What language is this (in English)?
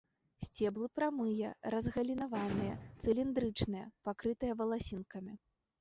Belarusian